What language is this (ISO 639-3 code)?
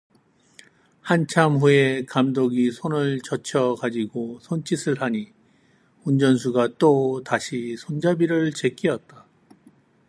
kor